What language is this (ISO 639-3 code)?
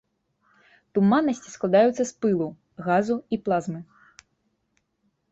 bel